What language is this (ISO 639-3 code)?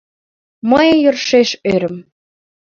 chm